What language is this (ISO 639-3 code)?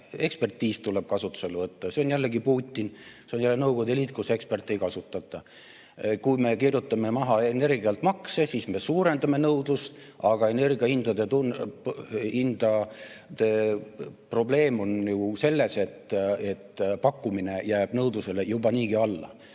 est